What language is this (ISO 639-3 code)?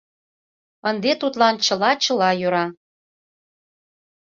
chm